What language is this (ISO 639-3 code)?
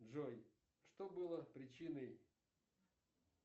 rus